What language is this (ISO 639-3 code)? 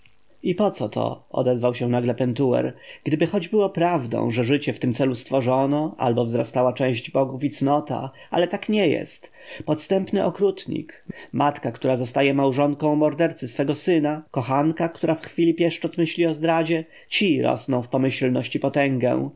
pol